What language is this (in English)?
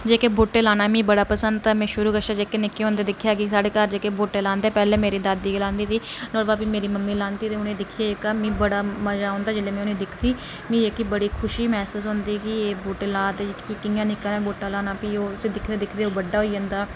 Dogri